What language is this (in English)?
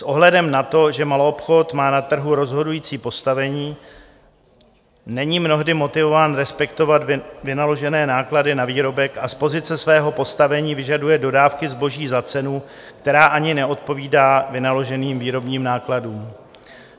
Czech